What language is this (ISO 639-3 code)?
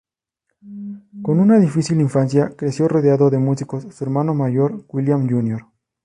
spa